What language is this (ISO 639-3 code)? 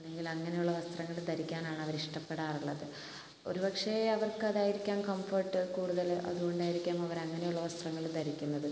mal